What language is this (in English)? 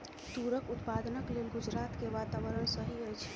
Maithili